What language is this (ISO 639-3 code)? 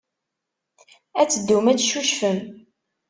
kab